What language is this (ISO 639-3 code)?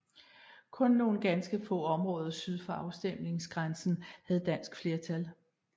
dan